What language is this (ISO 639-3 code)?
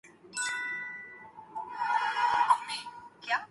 urd